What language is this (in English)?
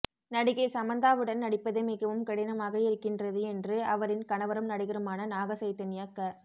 Tamil